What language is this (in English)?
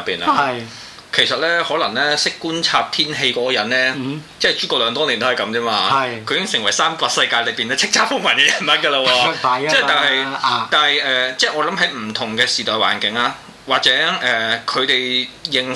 Chinese